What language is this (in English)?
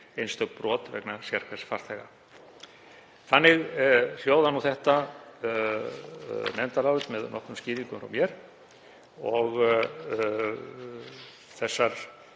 Icelandic